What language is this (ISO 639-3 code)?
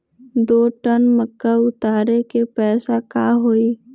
mag